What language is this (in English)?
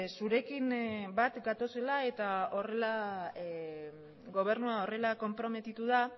Basque